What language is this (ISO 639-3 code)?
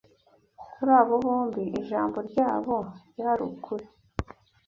kin